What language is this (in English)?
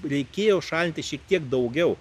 Lithuanian